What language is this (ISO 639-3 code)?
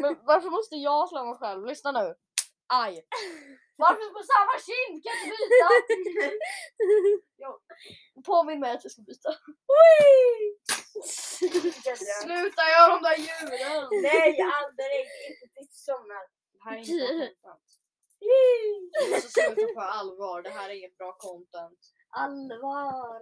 swe